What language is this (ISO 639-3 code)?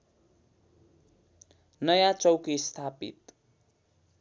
nep